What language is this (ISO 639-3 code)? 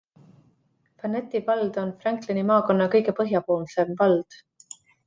est